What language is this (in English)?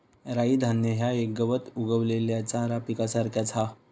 Marathi